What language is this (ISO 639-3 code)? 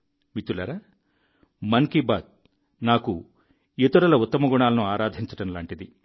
tel